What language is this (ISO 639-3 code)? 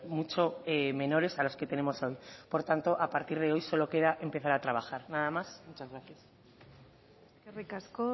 spa